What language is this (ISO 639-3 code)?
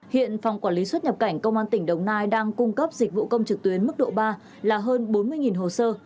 vie